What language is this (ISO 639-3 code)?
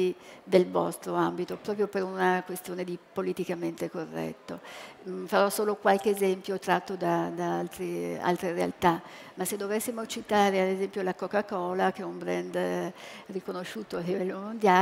ita